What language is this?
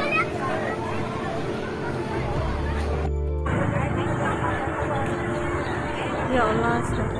Indonesian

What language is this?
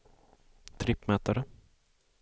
Swedish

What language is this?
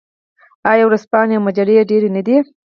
Pashto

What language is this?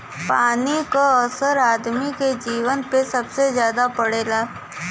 Bhojpuri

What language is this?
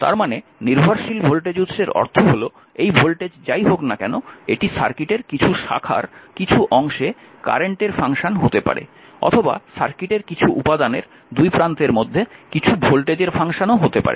Bangla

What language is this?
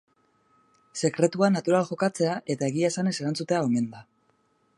Basque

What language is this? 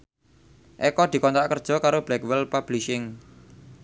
Javanese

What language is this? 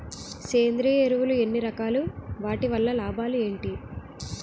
Telugu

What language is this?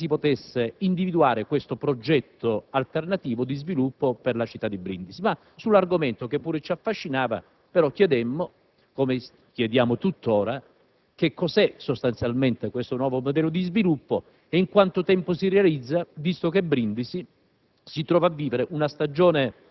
Italian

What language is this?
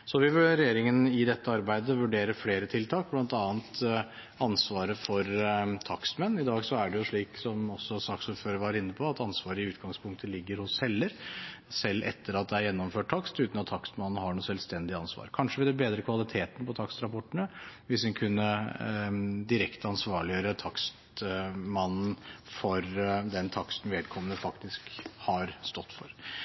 Norwegian Bokmål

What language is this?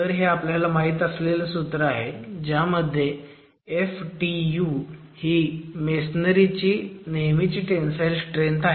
Marathi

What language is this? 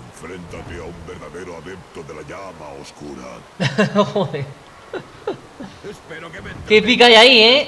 Spanish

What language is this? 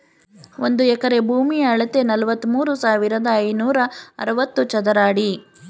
Kannada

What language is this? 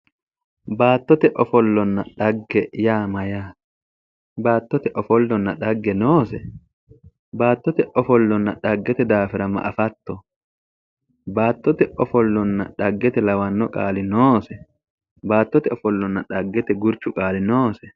Sidamo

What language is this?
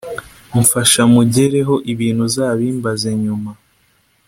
Kinyarwanda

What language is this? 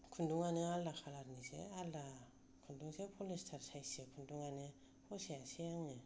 Bodo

